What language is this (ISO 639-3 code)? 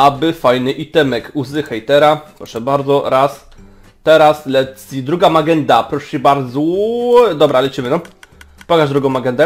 pol